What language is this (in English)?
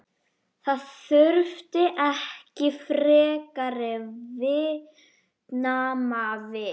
Icelandic